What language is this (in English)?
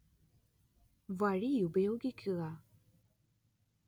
Malayalam